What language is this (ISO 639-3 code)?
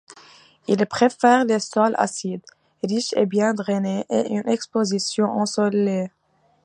fra